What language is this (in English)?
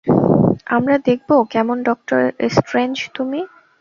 Bangla